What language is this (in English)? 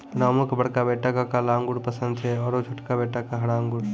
Maithili